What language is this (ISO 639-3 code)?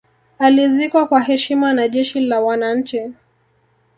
swa